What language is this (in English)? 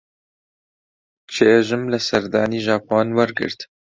Central Kurdish